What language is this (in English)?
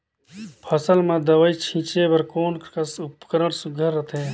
Chhattisgarhi